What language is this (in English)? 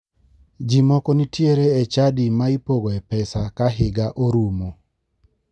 Luo (Kenya and Tanzania)